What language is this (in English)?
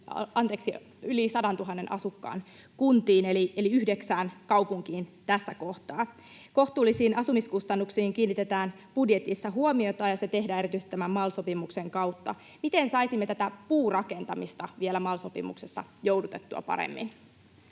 Finnish